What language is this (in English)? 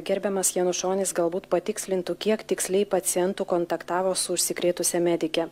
Lithuanian